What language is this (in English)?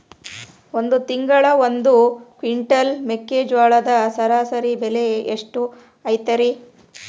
Kannada